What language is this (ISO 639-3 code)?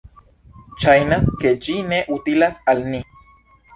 epo